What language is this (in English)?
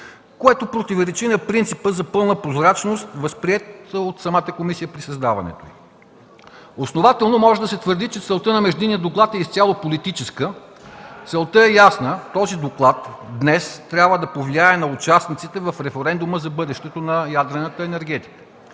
Bulgarian